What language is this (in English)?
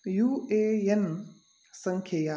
Sanskrit